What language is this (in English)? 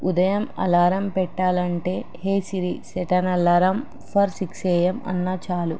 Telugu